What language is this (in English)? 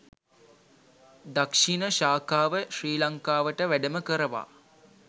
Sinhala